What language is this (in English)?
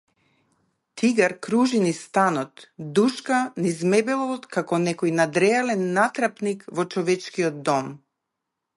Macedonian